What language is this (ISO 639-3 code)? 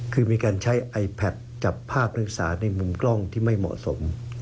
tha